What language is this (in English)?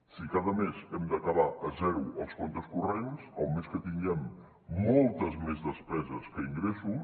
Catalan